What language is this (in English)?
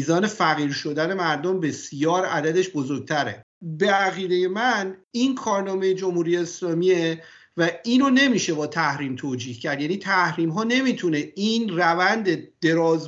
Persian